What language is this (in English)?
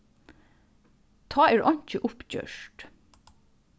Faroese